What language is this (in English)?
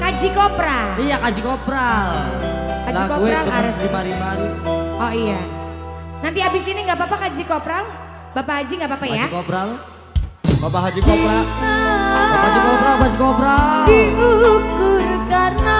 Indonesian